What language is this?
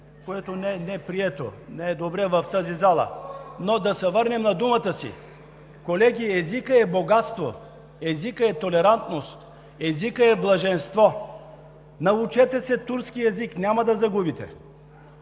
Bulgarian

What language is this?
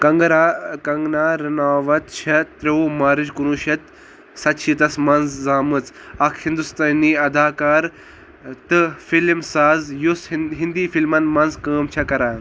Kashmiri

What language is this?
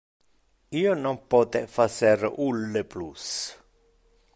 Interlingua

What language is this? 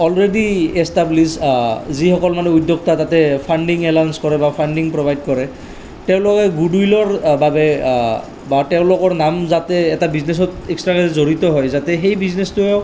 Assamese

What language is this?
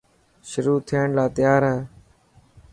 Dhatki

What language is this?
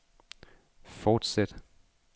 Danish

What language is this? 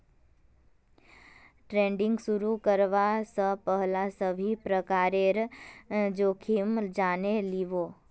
Magahi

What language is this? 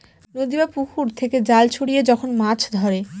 Bangla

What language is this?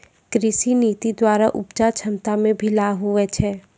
Maithili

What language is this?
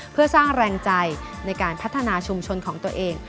Thai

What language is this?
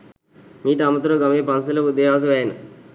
Sinhala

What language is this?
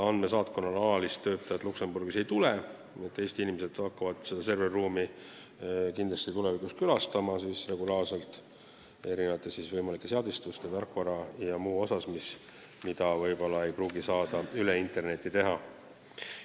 Estonian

